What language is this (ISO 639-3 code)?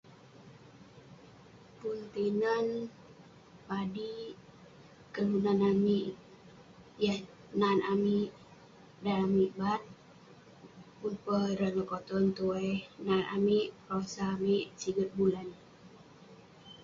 pne